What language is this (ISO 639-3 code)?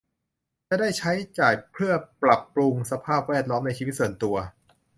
tha